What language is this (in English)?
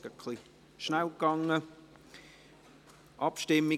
Swiss German